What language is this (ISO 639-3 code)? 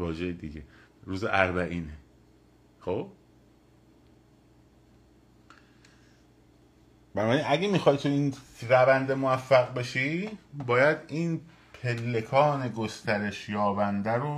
fas